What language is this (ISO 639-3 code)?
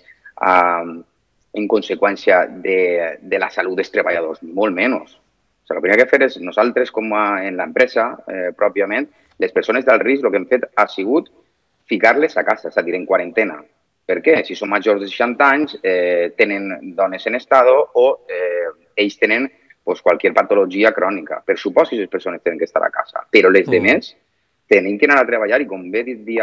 spa